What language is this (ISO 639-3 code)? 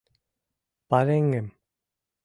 chm